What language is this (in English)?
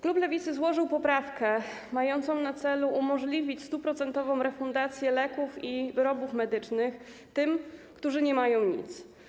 Polish